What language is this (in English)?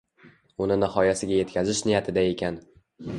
Uzbek